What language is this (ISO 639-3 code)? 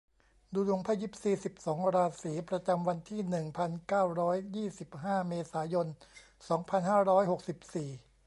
tha